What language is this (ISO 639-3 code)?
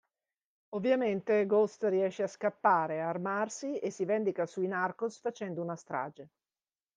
ita